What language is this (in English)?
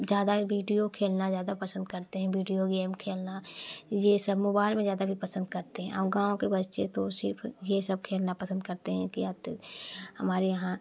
Hindi